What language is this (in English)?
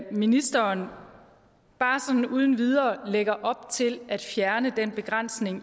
Danish